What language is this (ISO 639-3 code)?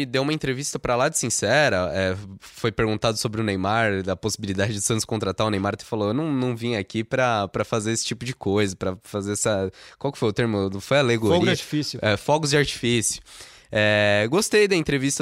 por